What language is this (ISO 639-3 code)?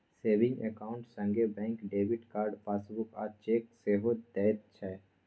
mai